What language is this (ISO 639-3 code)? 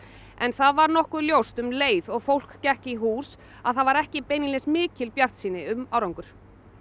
isl